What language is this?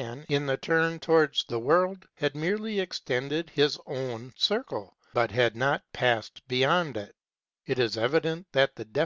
English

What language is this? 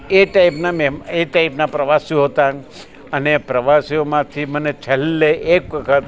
Gujarati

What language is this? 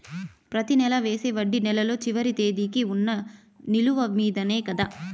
Telugu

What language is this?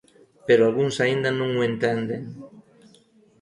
Galician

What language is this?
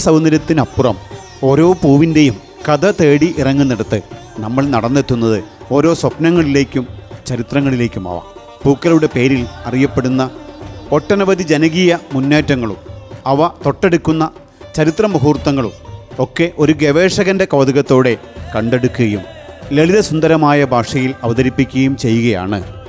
Malayalam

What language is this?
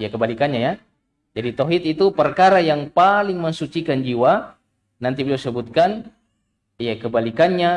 Indonesian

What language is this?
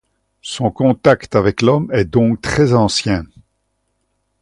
French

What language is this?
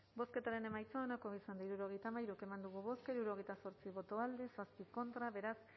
Basque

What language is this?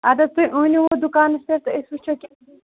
Kashmiri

